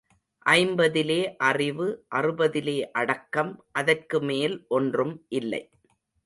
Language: Tamil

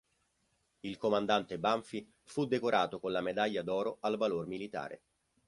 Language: Italian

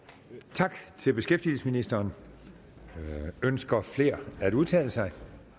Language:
Danish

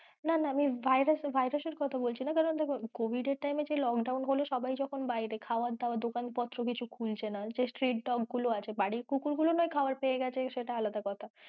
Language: Bangla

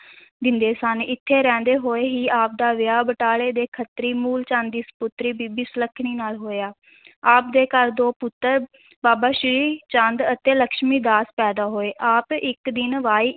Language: Punjabi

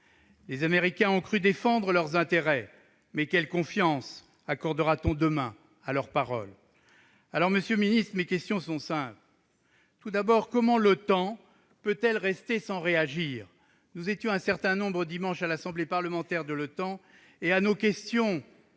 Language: French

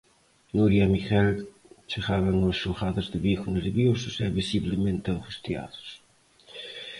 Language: Galician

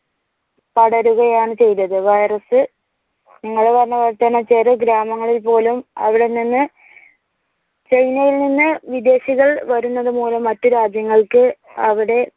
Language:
Malayalam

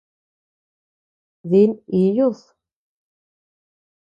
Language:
Tepeuxila Cuicatec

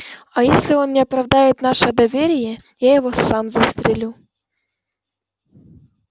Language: Russian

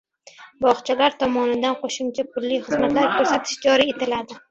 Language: Uzbek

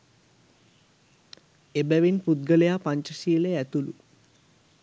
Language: Sinhala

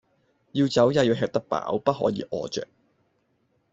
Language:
Cantonese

